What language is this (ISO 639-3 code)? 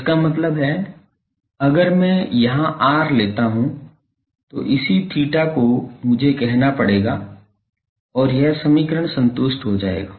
hin